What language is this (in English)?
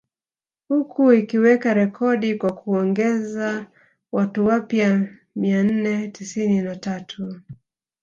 Swahili